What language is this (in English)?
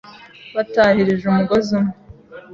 Kinyarwanda